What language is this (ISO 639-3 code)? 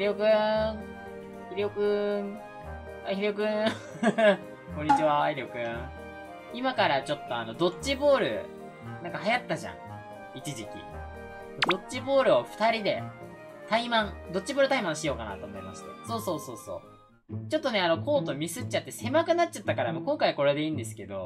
jpn